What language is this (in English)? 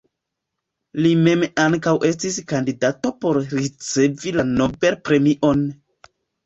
Esperanto